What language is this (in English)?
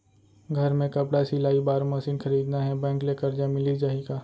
Chhattisgarhi